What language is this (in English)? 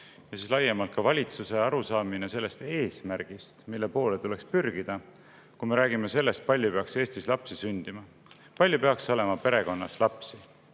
Estonian